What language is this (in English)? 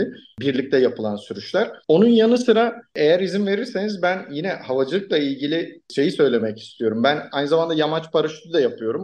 Turkish